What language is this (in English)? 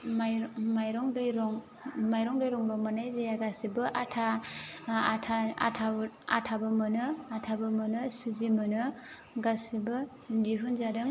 Bodo